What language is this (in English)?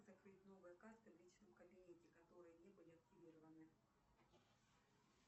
Russian